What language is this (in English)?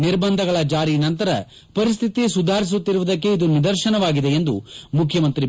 Kannada